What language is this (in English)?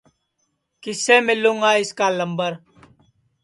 Sansi